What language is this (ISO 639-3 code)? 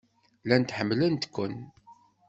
kab